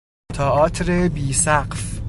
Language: Persian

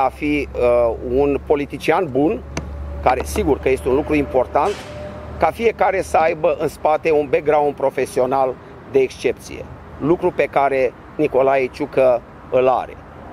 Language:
Romanian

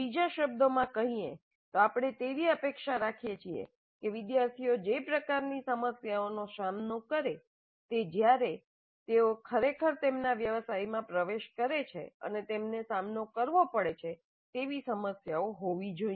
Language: Gujarati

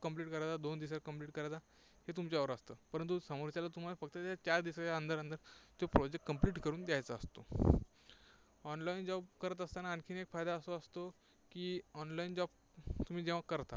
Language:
Marathi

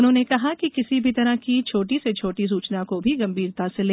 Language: Hindi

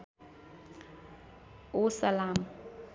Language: Nepali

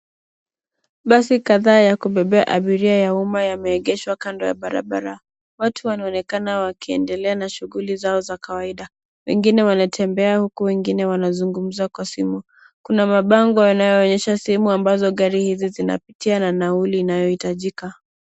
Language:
Swahili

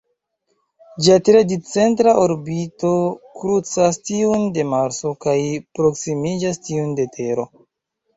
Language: Esperanto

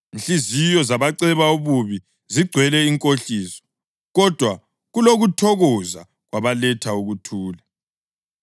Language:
North Ndebele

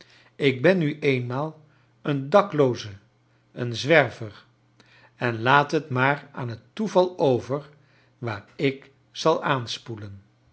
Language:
Dutch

